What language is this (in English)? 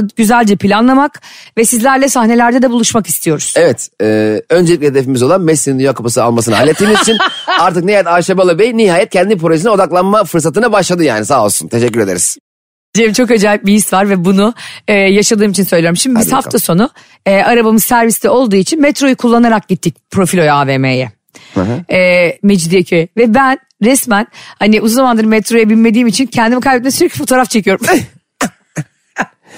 Turkish